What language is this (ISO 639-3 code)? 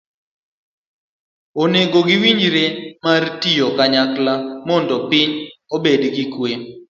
luo